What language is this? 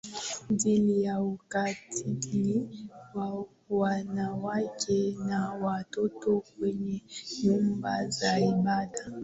Swahili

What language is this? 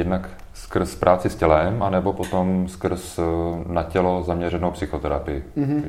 Czech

